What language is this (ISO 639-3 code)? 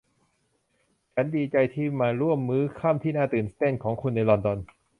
tha